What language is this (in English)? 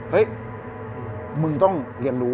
Thai